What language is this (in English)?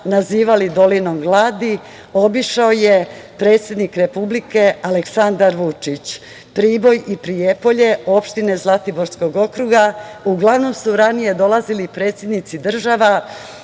Serbian